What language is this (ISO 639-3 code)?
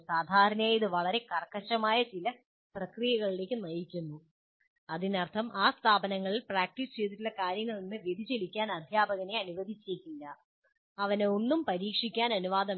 mal